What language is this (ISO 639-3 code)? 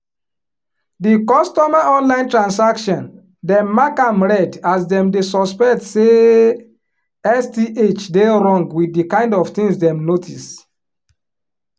pcm